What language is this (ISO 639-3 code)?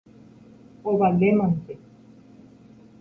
grn